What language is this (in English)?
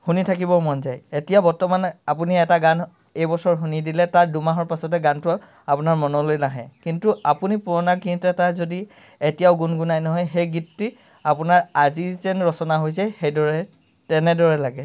Assamese